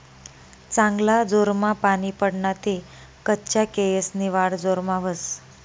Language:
Marathi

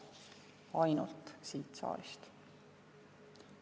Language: Estonian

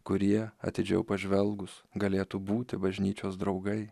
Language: Lithuanian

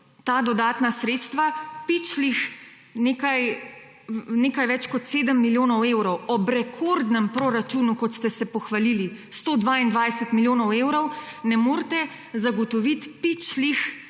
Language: Slovenian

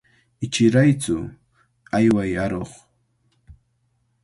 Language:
Cajatambo North Lima Quechua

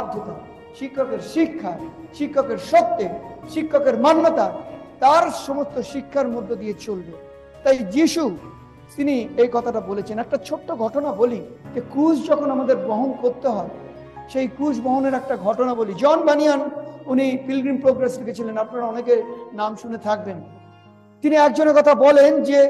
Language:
Bangla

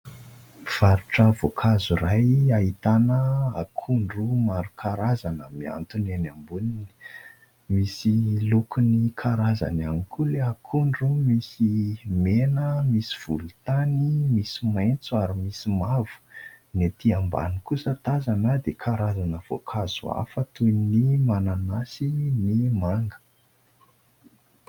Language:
Malagasy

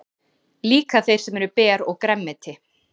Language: Icelandic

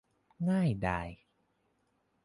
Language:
Thai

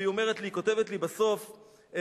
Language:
Hebrew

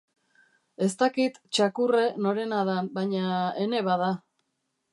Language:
Basque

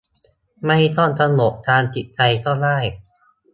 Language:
Thai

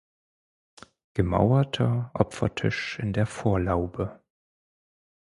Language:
German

